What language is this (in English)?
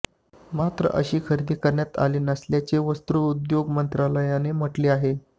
Marathi